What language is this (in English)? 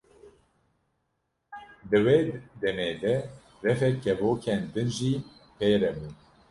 Kurdish